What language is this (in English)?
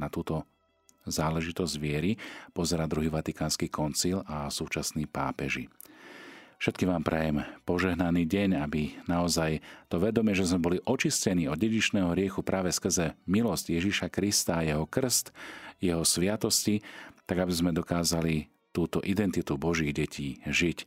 Slovak